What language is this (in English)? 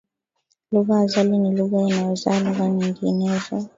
Swahili